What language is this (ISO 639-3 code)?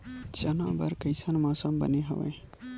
hne